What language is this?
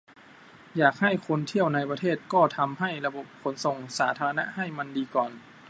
Thai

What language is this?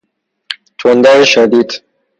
Persian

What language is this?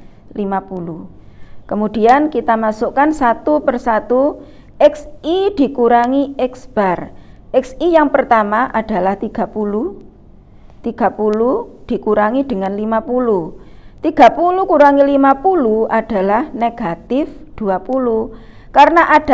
Indonesian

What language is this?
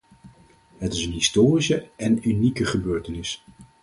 Dutch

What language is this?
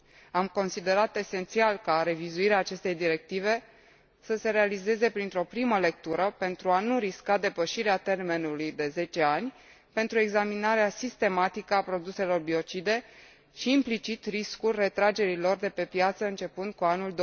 Romanian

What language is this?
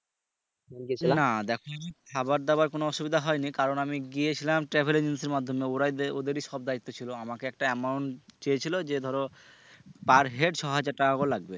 Bangla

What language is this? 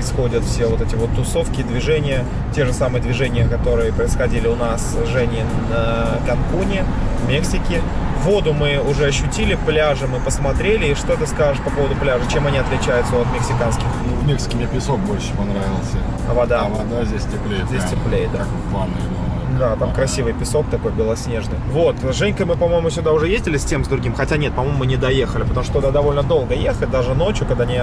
Russian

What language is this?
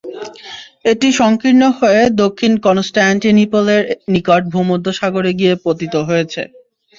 Bangla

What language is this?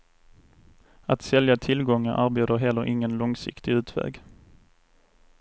Swedish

